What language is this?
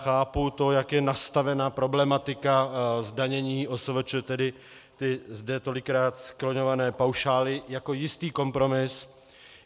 Czech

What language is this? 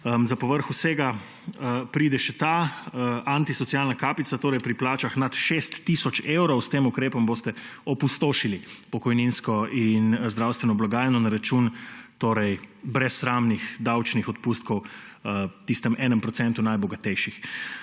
Slovenian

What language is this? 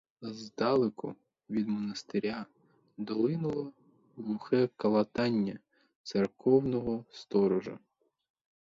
Ukrainian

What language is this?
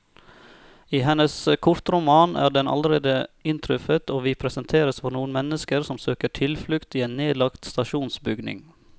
Norwegian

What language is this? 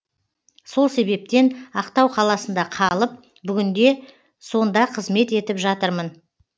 Kazakh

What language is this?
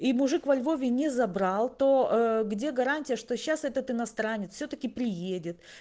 Russian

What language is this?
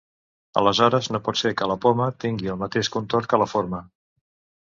Catalan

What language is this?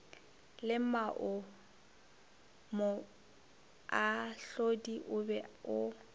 Northern Sotho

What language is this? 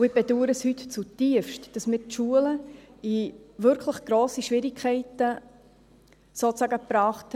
Swiss German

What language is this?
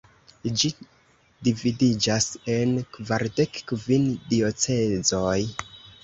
Esperanto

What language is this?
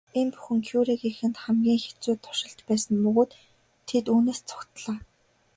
Mongolian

